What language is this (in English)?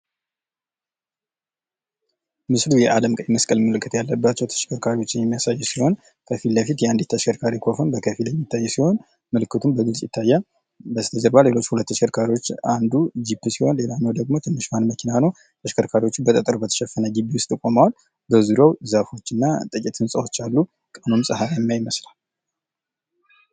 Amharic